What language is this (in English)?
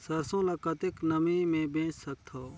Chhattisgarhi